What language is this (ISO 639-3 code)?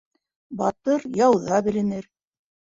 bak